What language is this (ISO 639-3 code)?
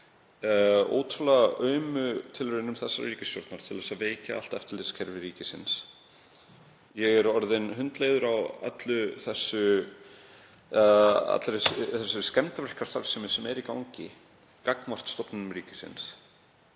isl